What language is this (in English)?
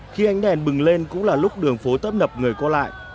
Vietnamese